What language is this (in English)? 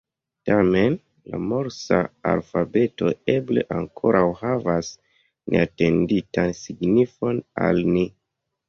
Esperanto